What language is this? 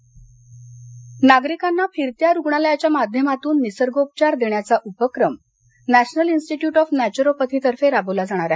Marathi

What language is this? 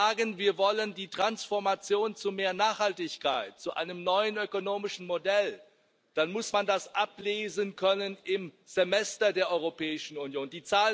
German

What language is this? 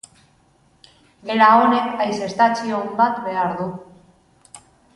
Basque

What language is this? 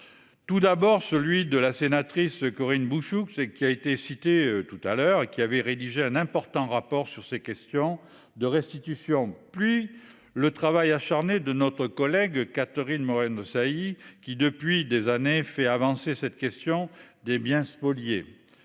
French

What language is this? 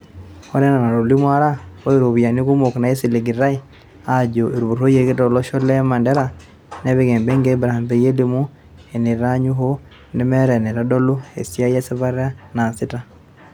Masai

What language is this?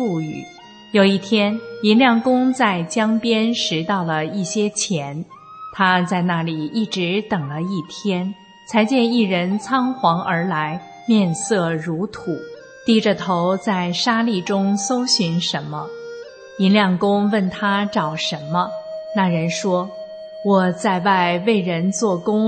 Chinese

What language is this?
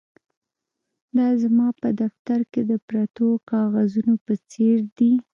Pashto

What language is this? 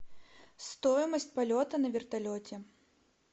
Russian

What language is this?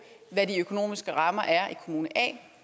Danish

